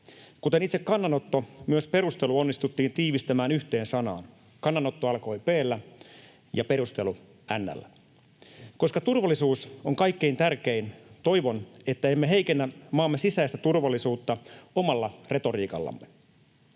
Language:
Finnish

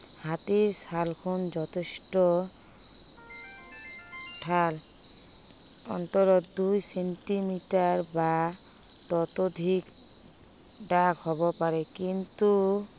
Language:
Assamese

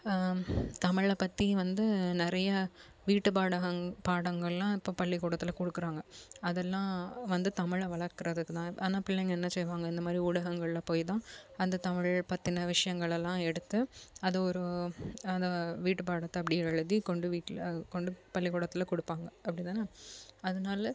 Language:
Tamil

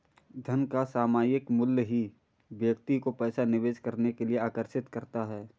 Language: Hindi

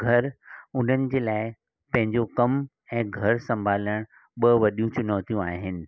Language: Sindhi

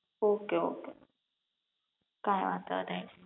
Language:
Gujarati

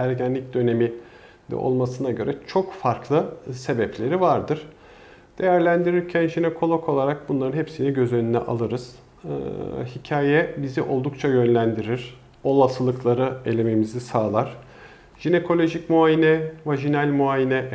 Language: Turkish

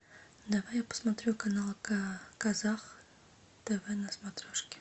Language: Russian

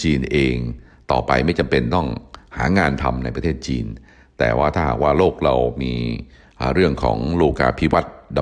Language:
Thai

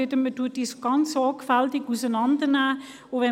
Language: Swiss German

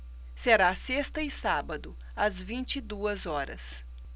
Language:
Portuguese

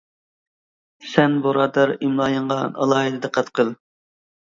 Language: Uyghur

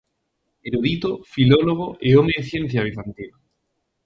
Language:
Galician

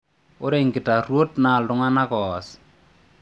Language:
Masai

